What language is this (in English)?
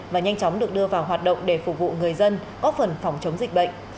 Vietnamese